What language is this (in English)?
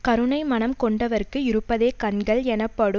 Tamil